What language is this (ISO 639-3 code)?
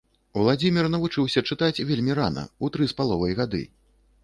bel